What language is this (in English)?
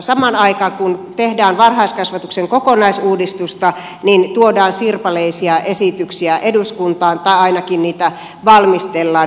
Finnish